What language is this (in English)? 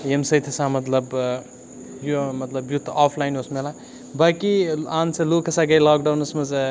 Kashmiri